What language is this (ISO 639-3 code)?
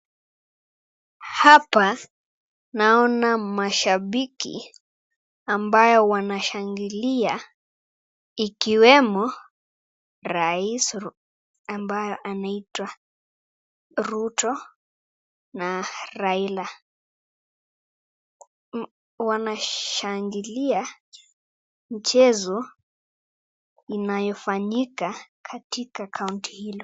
swa